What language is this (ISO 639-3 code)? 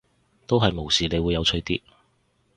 yue